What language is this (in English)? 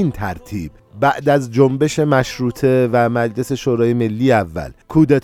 Persian